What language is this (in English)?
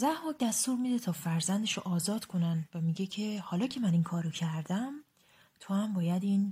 Persian